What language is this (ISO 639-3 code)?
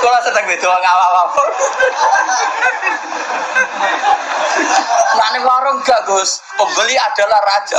ind